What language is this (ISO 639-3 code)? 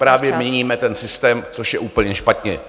ces